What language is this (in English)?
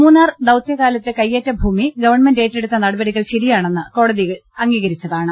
Malayalam